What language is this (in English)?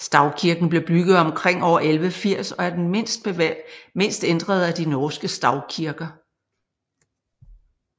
Danish